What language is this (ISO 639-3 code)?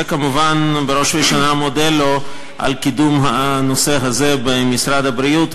heb